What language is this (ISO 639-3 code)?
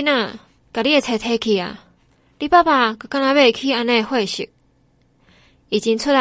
zho